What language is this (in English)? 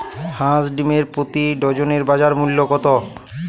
Bangla